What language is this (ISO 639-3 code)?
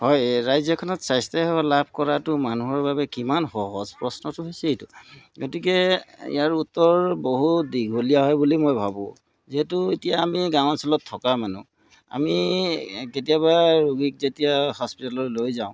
asm